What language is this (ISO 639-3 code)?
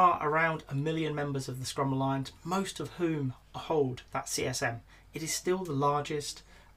eng